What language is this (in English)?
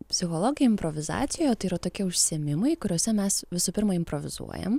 Lithuanian